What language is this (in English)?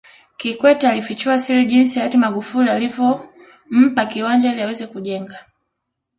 Swahili